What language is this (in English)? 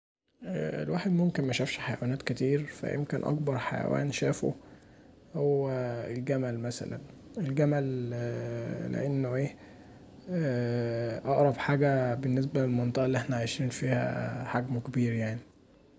Egyptian Arabic